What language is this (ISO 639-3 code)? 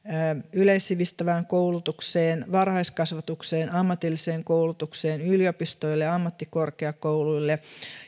fin